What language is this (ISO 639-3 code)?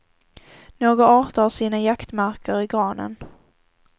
swe